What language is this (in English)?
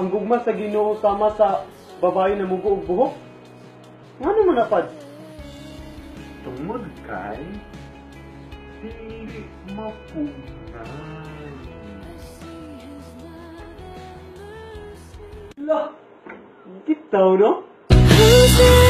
Filipino